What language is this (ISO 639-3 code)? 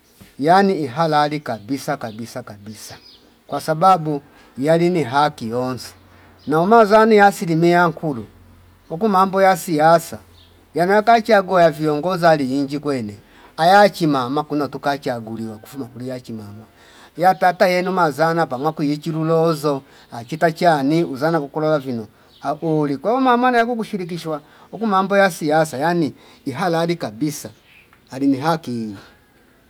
fip